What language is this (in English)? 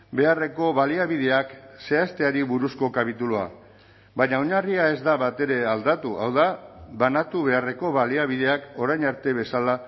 Basque